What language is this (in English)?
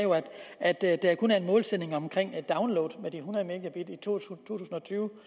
Danish